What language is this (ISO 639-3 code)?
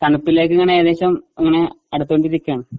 mal